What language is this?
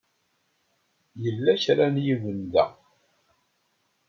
Kabyle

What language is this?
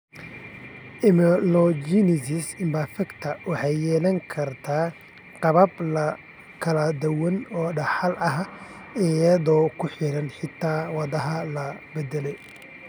Somali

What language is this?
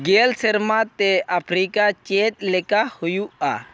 Santali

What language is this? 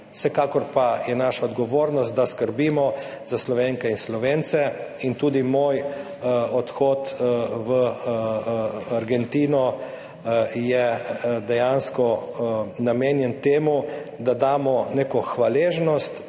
Slovenian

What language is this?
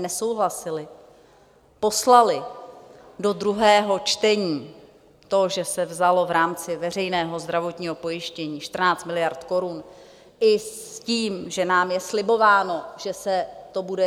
Czech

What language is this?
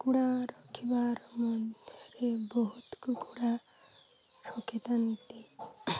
Odia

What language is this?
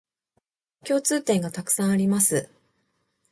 Japanese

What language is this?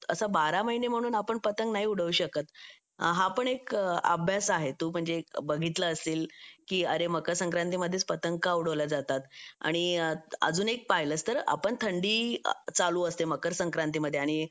Marathi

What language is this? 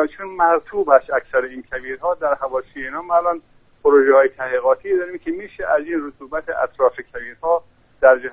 Persian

